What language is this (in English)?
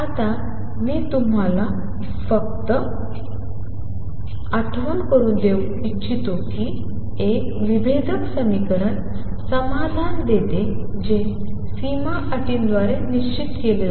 Marathi